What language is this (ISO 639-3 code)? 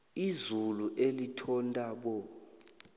nbl